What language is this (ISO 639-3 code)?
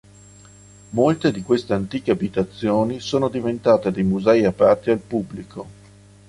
ita